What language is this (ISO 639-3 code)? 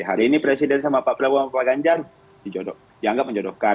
ind